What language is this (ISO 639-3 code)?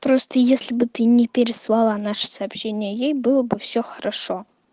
rus